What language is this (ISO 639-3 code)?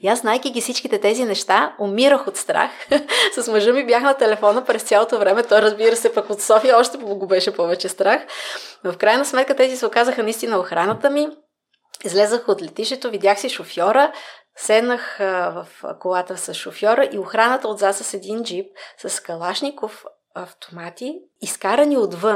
bul